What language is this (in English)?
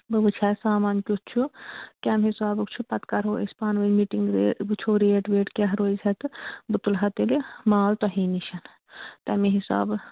Kashmiri